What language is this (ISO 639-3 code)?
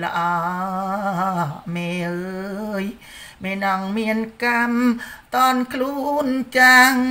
tha